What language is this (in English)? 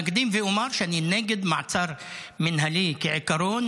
Hebrew